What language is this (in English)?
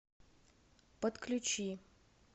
Russian